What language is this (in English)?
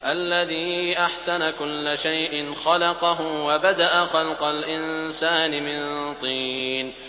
Arabic